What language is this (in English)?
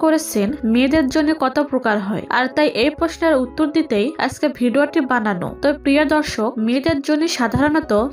Arabic